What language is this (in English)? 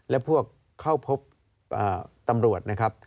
Thai